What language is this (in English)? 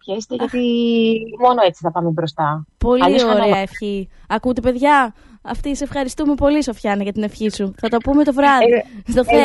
Greek